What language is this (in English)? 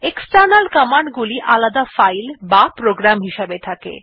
Bangla